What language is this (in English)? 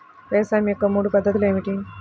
Telugu